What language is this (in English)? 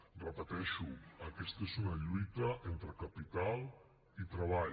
Catalan